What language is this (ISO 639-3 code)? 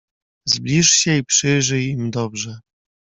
pol